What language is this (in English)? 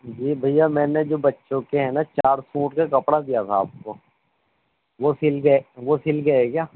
Urdu